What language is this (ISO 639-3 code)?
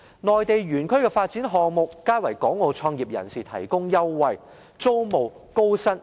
yue